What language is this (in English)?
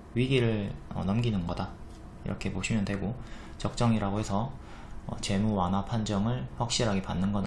Korean